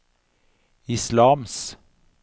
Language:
Norwegian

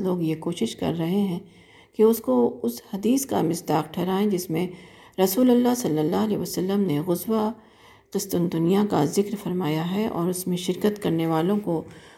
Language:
Urdu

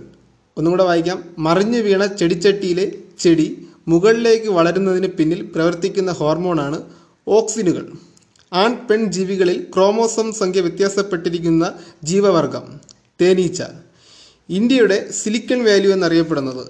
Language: Malayalam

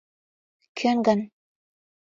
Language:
Mari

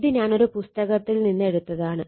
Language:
Malayalam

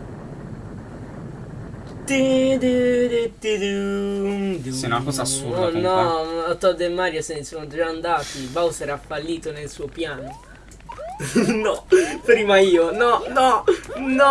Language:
Italian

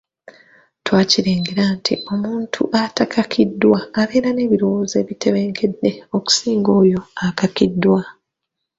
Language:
Ganda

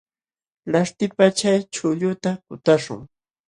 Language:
Jauja Wanca Quechua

